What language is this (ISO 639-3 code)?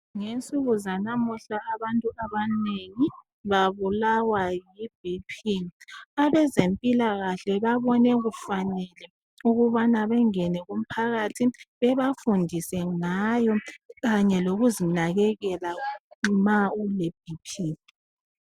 nde